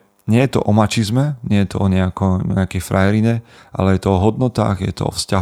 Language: Slovak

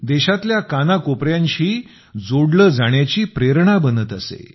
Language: Marathi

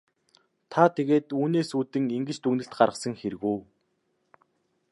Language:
Mongolian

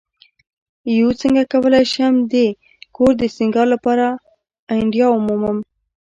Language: Pashto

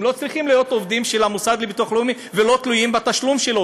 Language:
Hebrew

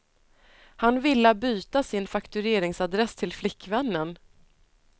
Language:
Swedish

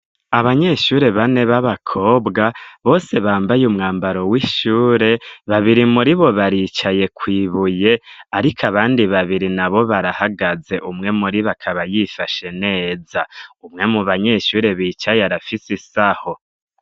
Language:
Rundi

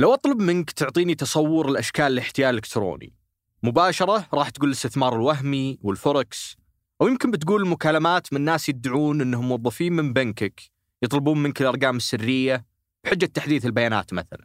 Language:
Arabic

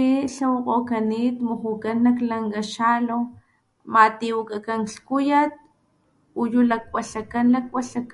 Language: Papantla Totonac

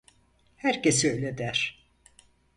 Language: Turkish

